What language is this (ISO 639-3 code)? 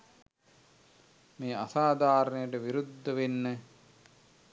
sin